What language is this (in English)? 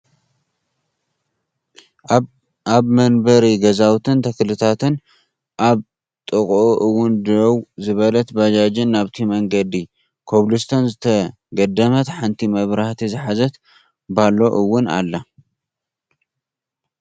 Tigrinya